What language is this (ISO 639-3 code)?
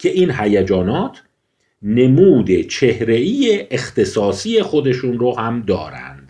fas